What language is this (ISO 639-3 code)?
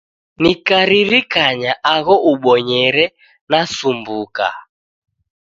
dav